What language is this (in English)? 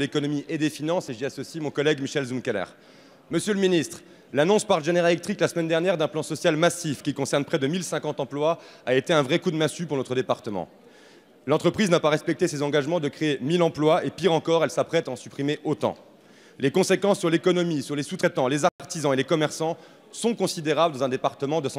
French